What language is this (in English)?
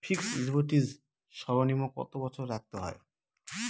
Bangla